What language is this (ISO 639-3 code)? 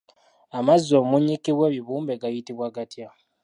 lug